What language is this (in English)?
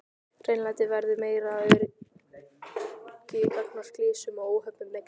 Icelandic